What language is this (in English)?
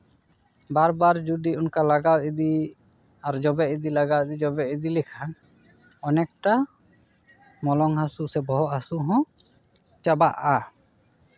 Santali